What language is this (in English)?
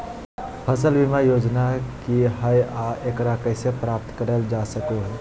Magahi